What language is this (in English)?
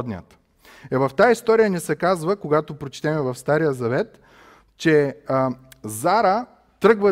Bulgarian